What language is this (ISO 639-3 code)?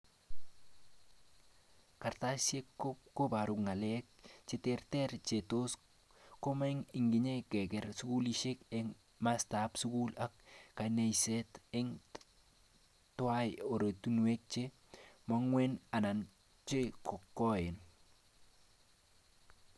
kln